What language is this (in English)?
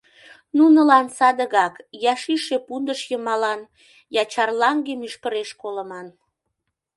Mari